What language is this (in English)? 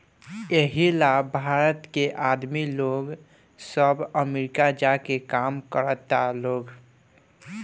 Bhojpuri